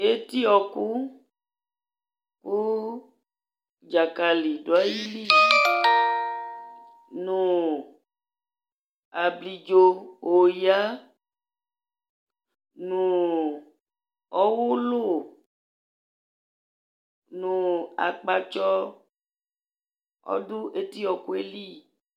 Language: Ikposo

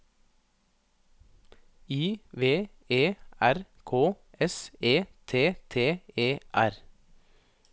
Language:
Norwegian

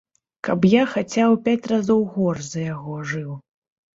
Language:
Belarusian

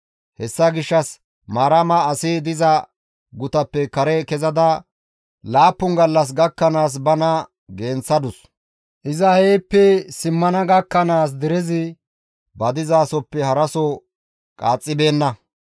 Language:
Gamo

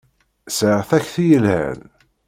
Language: Kabyle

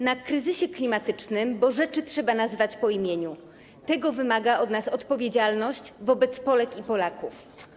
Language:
Polish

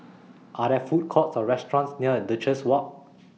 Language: English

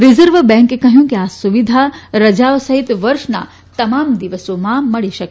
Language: Gujarati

